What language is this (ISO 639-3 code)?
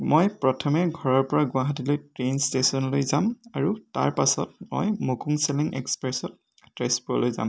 asm